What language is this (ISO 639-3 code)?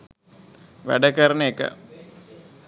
sin